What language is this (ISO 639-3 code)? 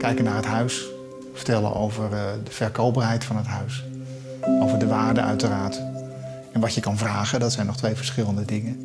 nld